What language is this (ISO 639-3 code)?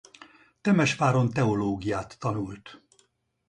hun